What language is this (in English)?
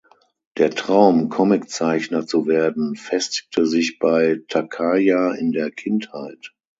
German